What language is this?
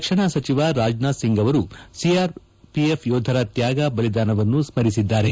Kannada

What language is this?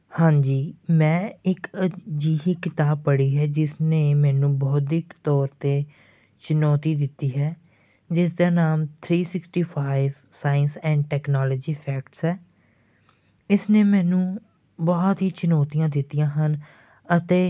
Punjabi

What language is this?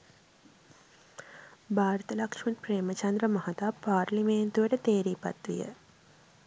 Sinhala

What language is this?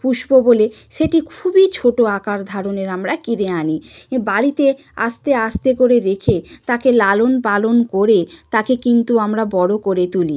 Bangla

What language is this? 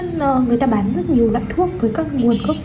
Vietnamese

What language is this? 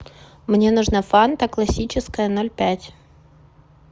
Russian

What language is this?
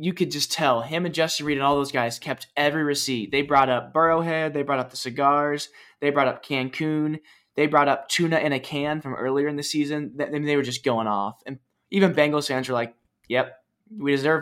English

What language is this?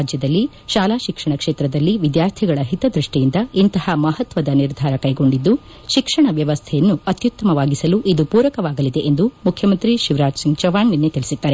Kannada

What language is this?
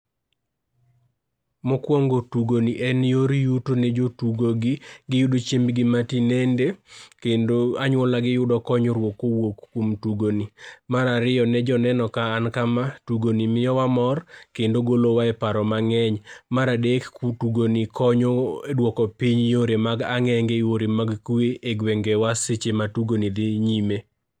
Luo (Kenya and Tanzania)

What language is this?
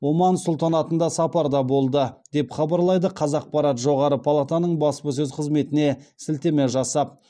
Kazakh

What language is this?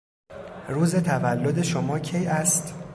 Persian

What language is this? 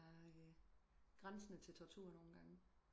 Danish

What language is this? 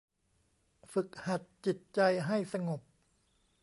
Thai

